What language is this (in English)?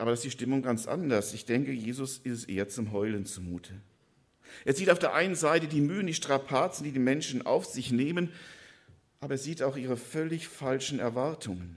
German